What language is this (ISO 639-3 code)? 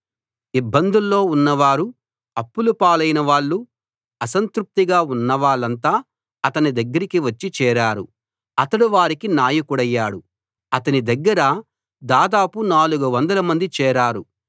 tel